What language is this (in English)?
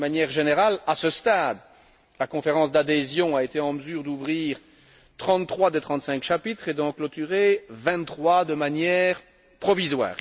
French